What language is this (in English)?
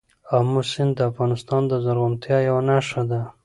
Pashto